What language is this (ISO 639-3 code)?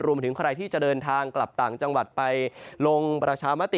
tha